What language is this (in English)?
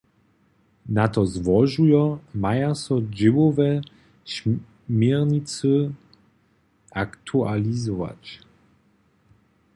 Upper Sorbian